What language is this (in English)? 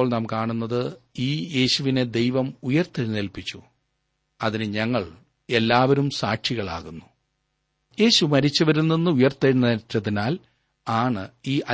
Malayalam